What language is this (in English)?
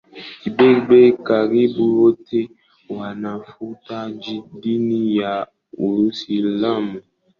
Swahili